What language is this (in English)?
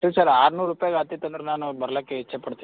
Kannada